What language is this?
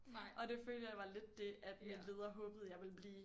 Danish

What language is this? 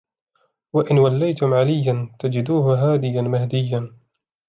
Arabic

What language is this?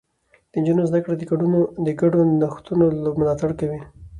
Pashto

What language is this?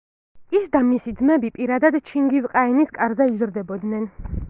Georgian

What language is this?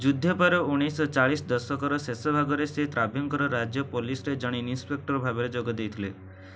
Odia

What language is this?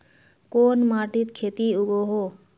Magahi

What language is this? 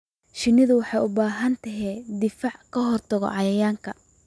Somali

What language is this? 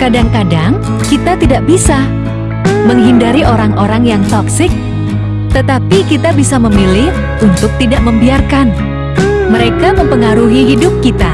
Indonesian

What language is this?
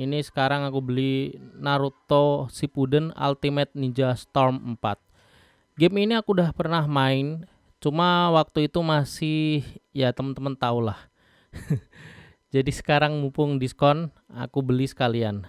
Indonesian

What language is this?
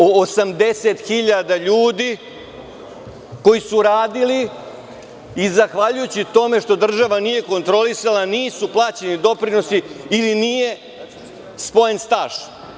Serbian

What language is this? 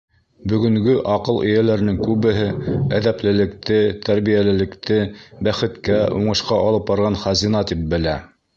Bashkir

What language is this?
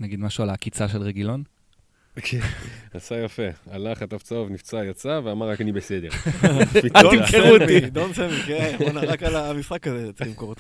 Hebrew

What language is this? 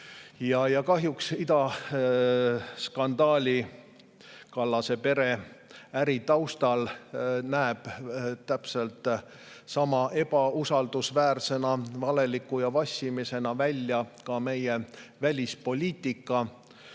Estonian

